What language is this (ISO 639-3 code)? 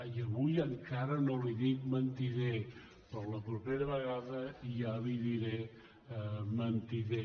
cat